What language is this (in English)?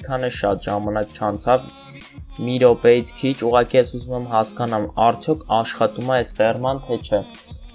Turkish